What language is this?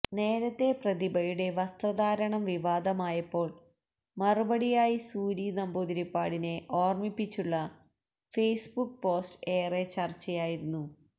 Malayalam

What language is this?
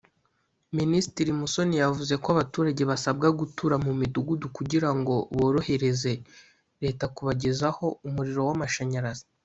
Kinyarwanda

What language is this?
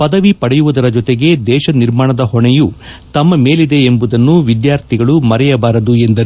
Kannada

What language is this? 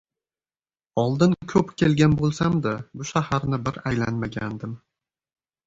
Uzbek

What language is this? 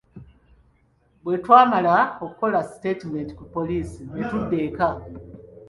Ganda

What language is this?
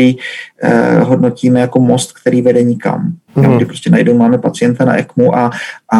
Czech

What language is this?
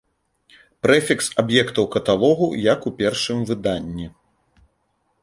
Belarusian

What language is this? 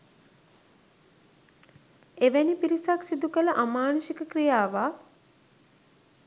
Sinhala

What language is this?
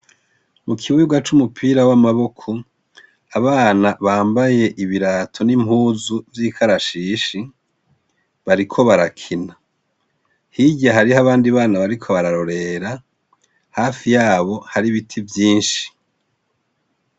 Rundi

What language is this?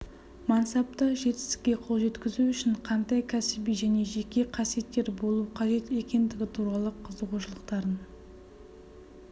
Kazakh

